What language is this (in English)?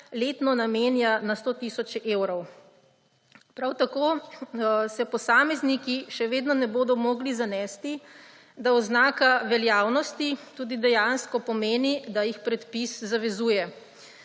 Slovenian